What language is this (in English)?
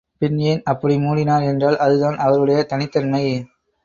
Tamil